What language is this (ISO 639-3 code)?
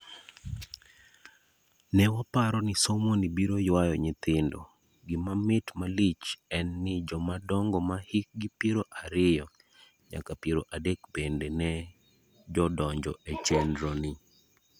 luo